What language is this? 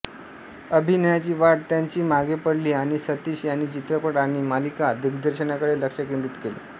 Marathi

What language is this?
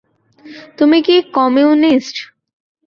Bangla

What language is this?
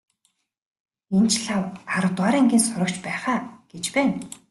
Mongolian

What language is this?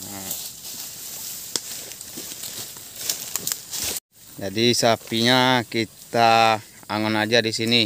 Indonesian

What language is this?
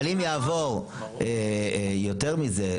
Hebrew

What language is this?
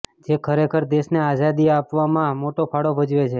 Gujarati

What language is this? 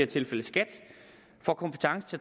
Danish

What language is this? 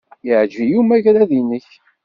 Kabyle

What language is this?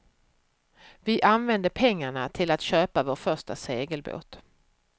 Swedish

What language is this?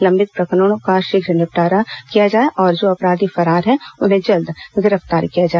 Hindi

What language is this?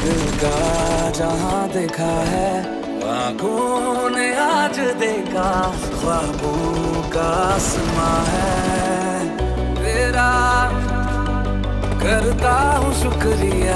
Polish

